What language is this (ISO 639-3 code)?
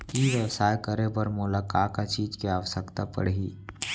hne